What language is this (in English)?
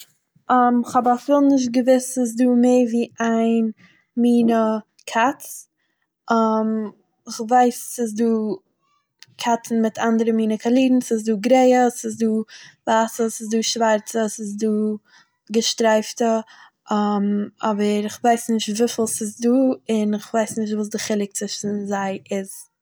Yiddish